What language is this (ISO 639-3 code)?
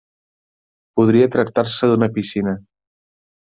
cat